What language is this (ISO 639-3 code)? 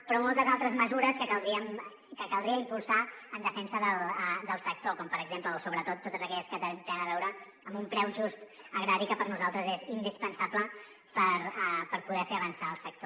cat